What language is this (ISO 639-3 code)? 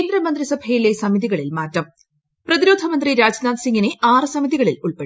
mal